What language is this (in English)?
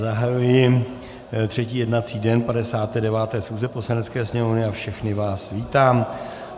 Czech